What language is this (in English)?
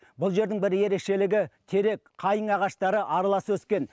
Kazakh